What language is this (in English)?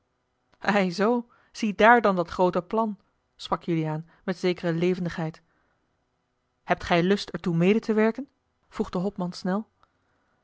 Dutch